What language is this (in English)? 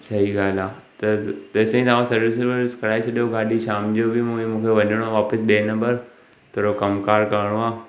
Sindhi